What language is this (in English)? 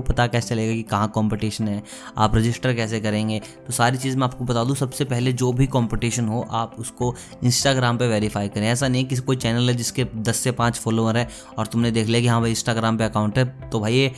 Hindi